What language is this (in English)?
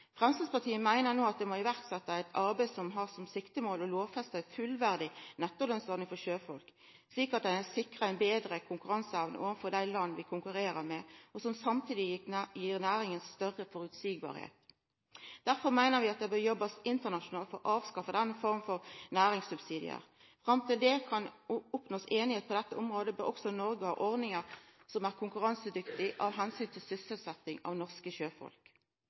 Norwegian Nynorsk